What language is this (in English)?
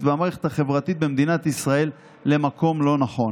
Hebrew